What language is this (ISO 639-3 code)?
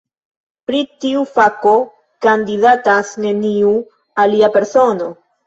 epo